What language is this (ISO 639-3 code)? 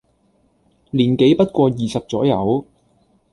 yue